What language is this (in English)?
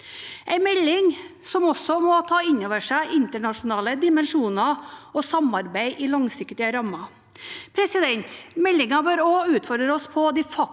Norwegian